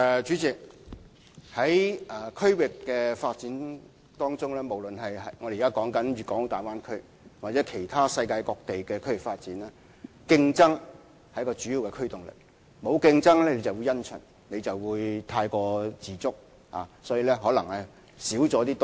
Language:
Cantonese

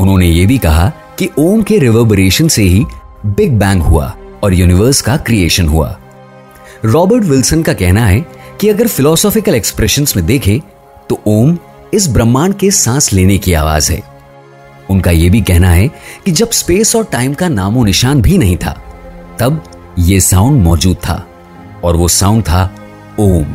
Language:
Hindi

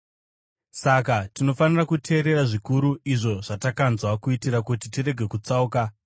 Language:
Shona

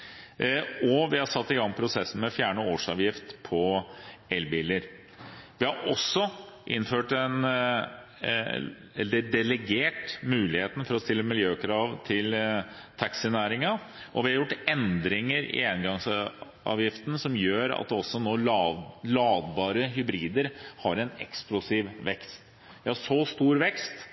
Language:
Norwegian Bokmål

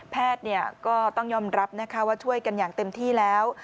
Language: Thai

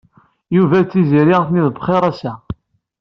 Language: Kabyle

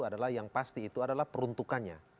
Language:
Indonesian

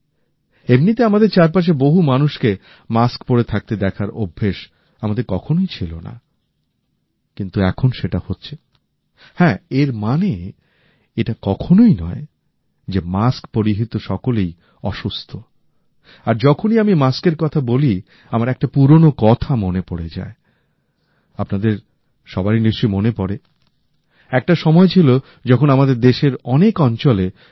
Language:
Bangla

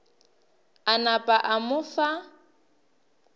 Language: Northern Sotho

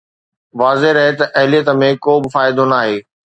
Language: Sindhi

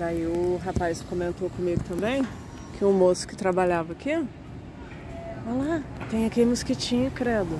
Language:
Portuguese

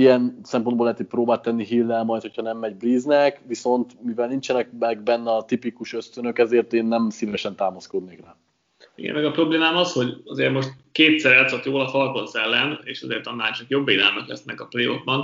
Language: Hungarian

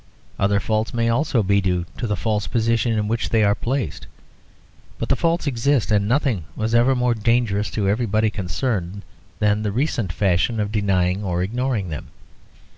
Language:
English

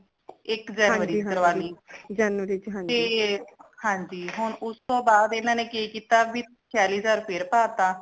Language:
Punjabi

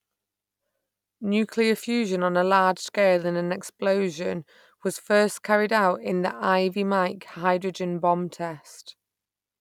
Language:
English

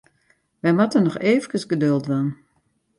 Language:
Western Frisian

